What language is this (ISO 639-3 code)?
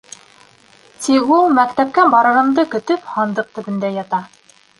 bak